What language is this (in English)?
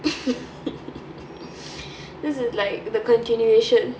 English